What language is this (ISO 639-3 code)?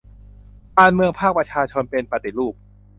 tha